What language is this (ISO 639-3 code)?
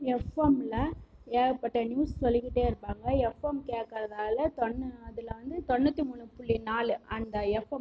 tam